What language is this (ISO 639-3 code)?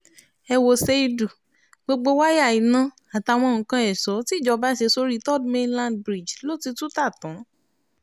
yor